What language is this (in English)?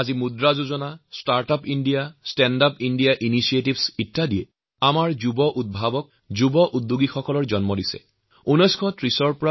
Assamese